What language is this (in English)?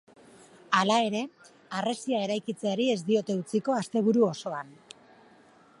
Basque